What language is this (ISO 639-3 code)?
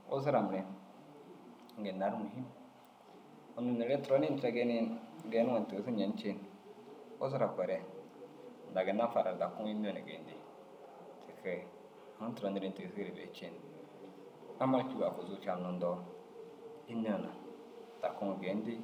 dzg